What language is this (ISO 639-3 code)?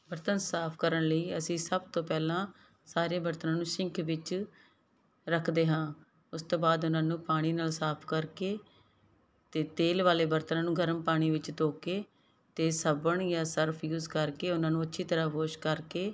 pan